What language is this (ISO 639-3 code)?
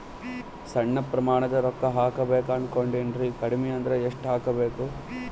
kan